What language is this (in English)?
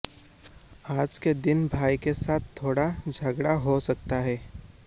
Hindi